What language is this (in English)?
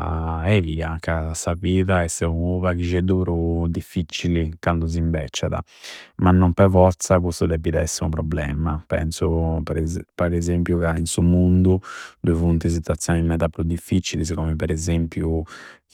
Campidanese Sardinian